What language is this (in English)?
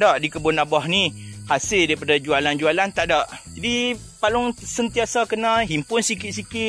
Malay